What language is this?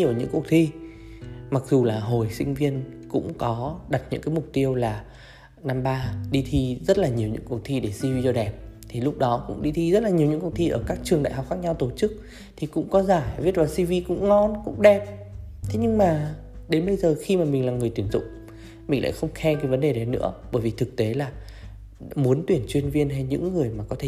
Vietnamese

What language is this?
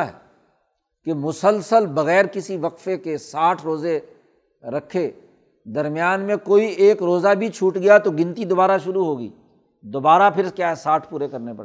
Urdu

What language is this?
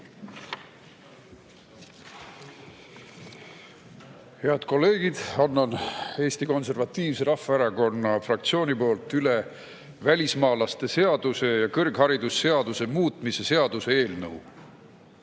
Estonian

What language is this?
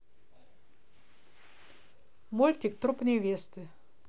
Russian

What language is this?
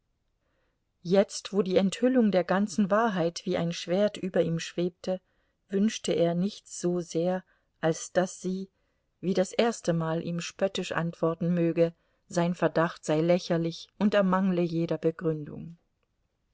German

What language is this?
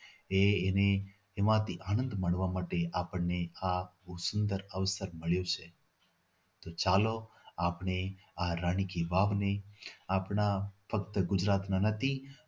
Gujarati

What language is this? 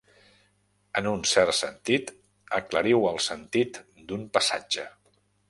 Catalan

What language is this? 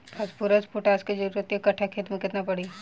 Bhojpuri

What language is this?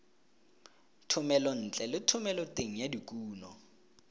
Tswana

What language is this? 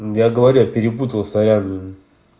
Russian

